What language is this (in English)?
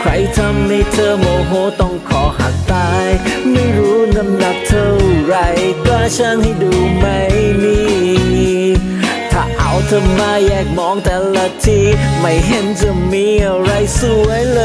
Thai